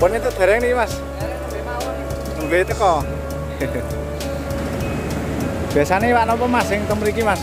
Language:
Indonesian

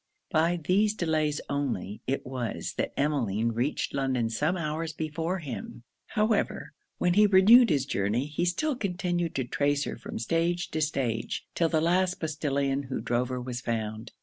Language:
English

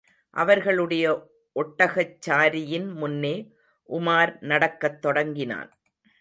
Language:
Tamil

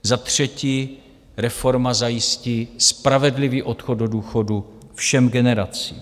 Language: Czech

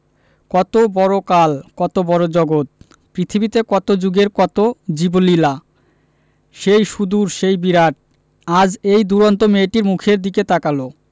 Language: Bangla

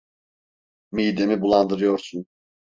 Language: Turkish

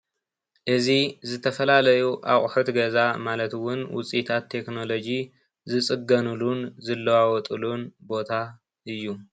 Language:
Tigrinya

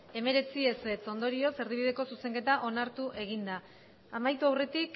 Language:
Basque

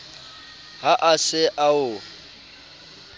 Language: Southern Sotho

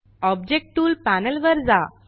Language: Marathi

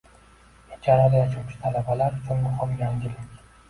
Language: Uzbek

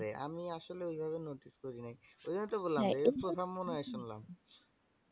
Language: Bangla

